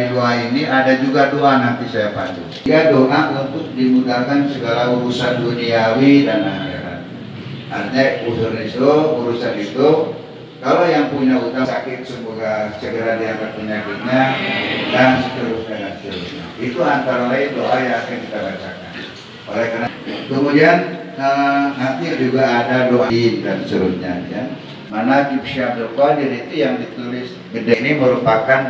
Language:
Indonesian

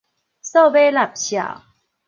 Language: Min Nan Chinese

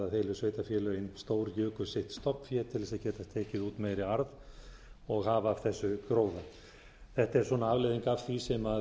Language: Icelandic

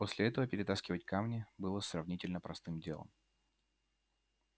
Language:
Russian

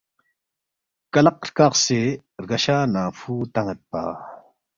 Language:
Balti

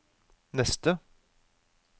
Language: Norwegian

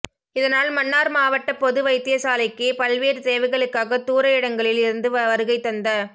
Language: Tamil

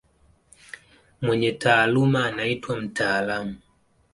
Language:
Swahili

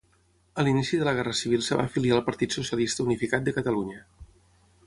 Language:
Catalan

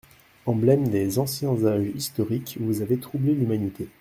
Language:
French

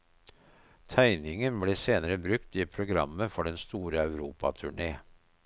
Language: Norwegian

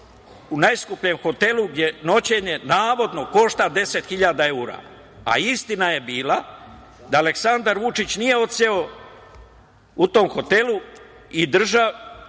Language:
Serbian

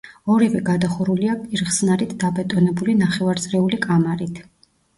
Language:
Georgian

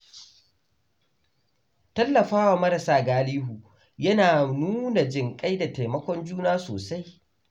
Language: Hausa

